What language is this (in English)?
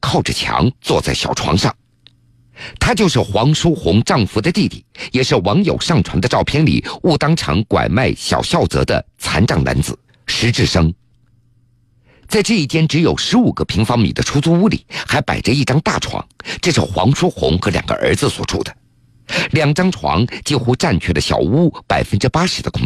Chinese